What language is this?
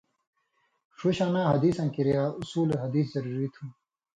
Indus Kohistani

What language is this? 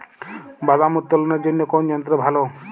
Bangla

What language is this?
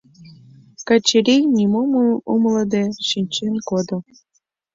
Mari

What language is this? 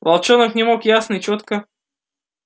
Russian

